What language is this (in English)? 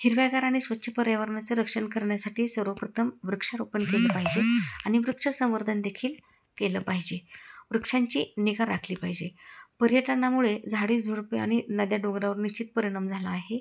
Marathi